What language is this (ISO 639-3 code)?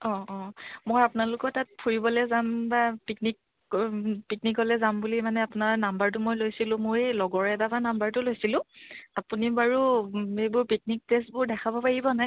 asm